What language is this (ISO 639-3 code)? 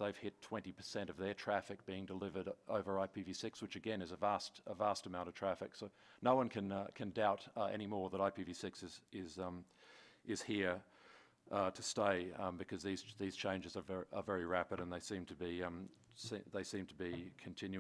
eng